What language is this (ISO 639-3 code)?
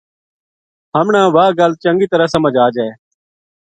gju